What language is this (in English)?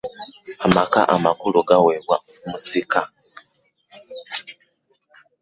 Ganda